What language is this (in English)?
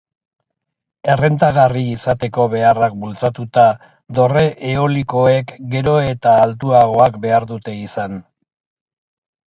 Basque